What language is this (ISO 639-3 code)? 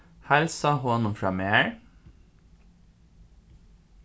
fao